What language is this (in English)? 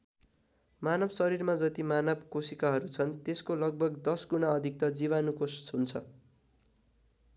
Nepali